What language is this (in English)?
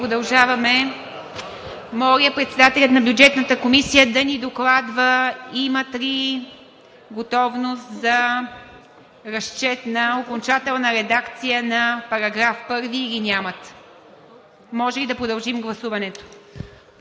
Bulgarian